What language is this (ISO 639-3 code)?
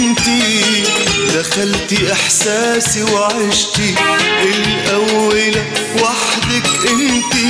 ara